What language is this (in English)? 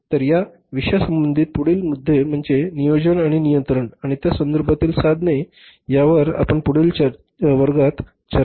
Marathi